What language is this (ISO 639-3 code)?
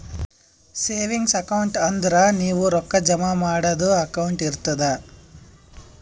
kan